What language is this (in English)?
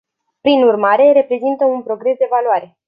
Romanian